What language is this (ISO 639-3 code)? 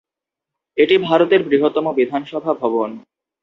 ben